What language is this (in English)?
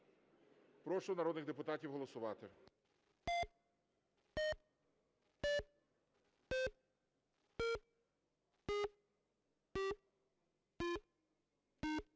Ukrainian